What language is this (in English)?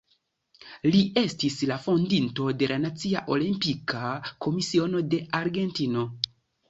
Esperanto